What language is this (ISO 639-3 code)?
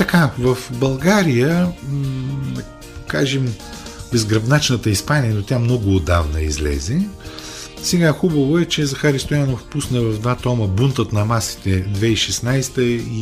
bul